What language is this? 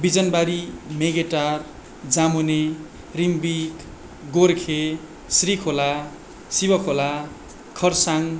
Nepali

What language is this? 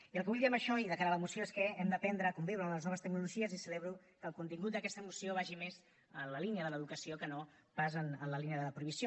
Catalan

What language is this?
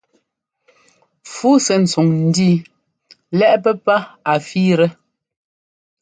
Ngomba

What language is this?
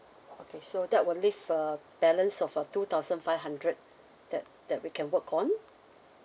English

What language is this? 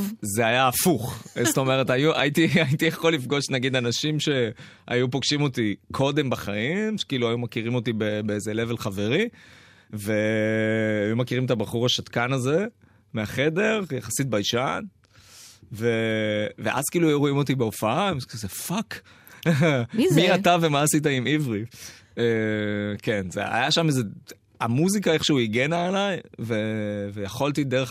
Hebrew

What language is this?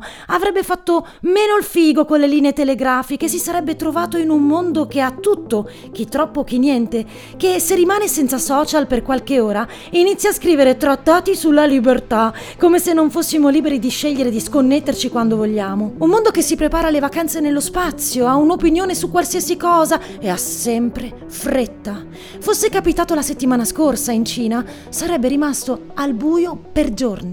Italian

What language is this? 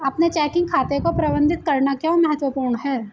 Hindi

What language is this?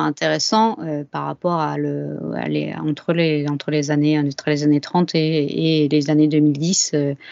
French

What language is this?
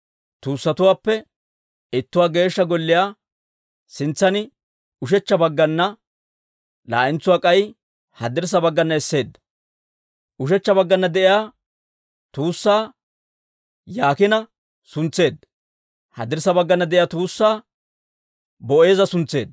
Dawro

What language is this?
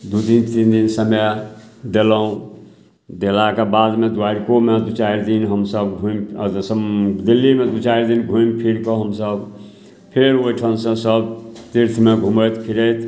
Maithili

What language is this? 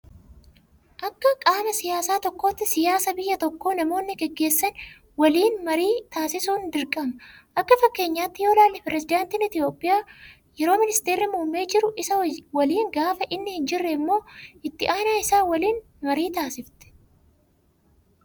Oromo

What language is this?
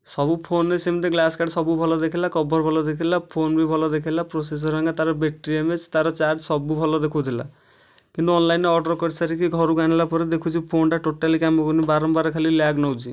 Odia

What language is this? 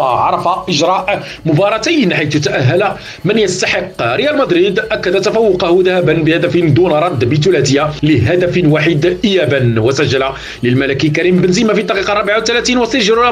Arabic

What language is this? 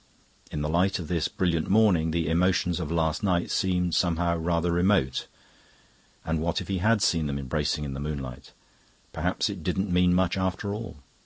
English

